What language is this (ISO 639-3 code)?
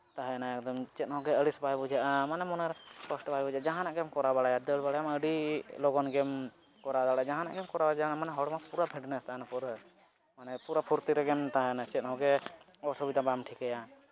sat